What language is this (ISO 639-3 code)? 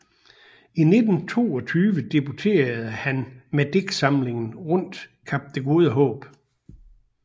dan